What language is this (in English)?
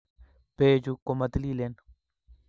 Kalenjin